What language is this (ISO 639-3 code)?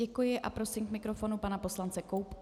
ces